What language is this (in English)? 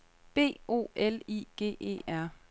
Danish